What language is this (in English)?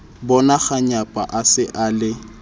Southern Sotho